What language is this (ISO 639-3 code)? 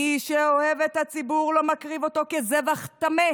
heb